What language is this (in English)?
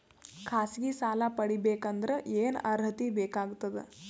Kannada